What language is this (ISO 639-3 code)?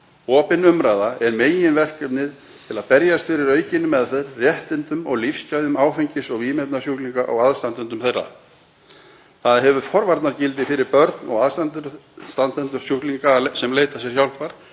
isl